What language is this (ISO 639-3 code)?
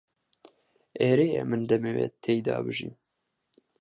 ckb